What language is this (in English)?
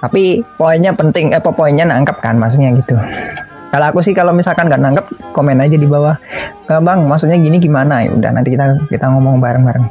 Indonesian